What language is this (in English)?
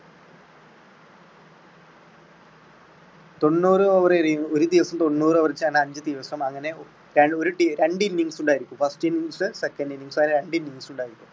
Malayalam